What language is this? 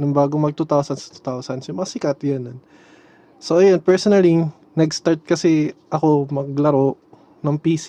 Filipino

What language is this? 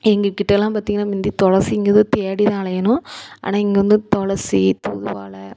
Tamil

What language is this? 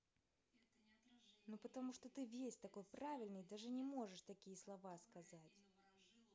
Russian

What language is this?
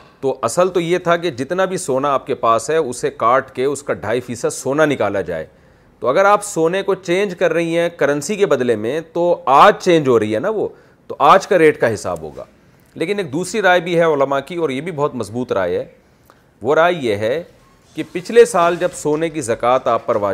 Urdu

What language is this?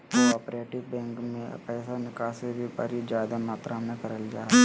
Magahi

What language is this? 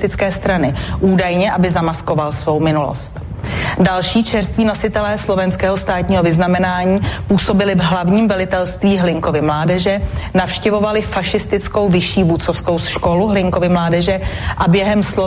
Slovak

